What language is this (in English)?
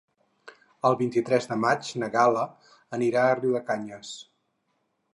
Catalan